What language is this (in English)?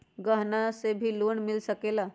Magahi